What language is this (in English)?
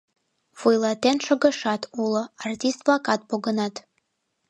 Mari